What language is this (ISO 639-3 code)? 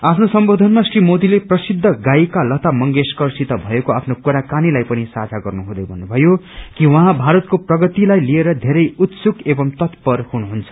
nep